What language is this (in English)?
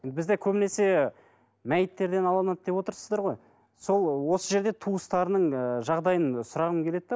Kazakh